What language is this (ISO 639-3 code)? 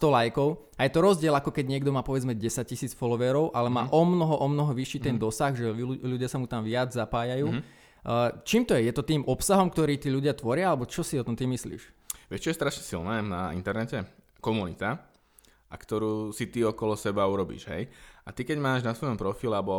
slk